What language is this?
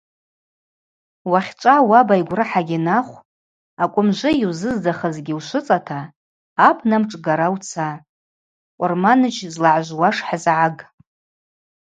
Abaza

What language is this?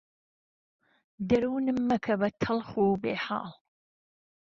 Central Kurdish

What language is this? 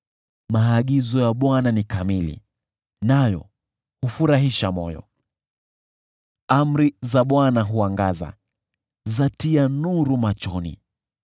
Swahili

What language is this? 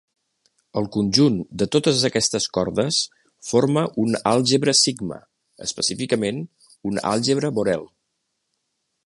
Catalan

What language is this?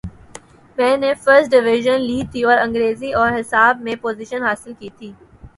Urdu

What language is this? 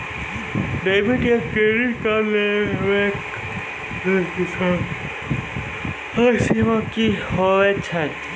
Maithili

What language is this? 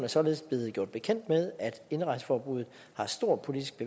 Danish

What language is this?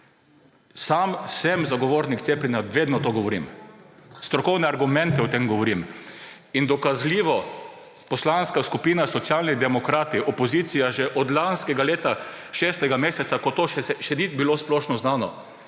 Slovenian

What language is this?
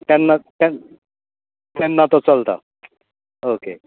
Konkani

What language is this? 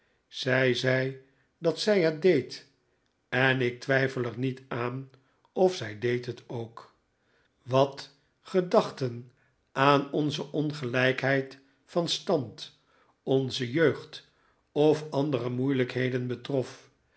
Dutch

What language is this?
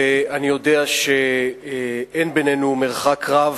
Hebrew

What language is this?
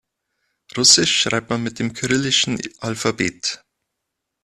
German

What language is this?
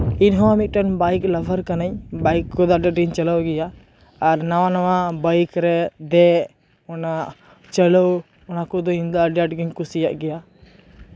Santali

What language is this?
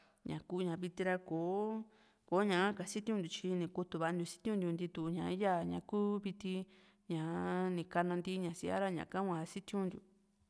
Juxtlahuaca Mixtec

